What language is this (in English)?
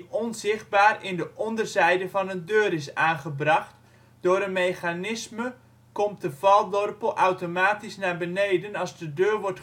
Dutch